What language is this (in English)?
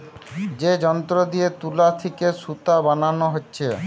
Bangla